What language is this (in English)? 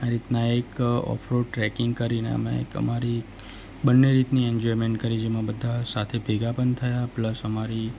Gujarati